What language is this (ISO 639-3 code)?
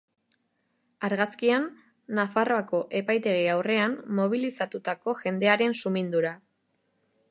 eus